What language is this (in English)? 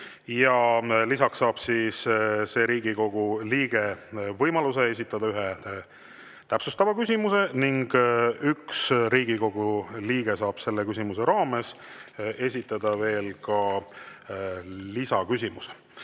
Estonian